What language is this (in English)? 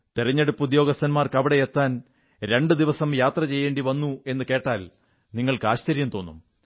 Malayalam